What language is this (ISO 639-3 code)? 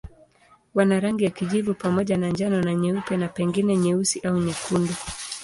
swa